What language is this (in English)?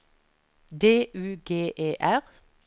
Norwegian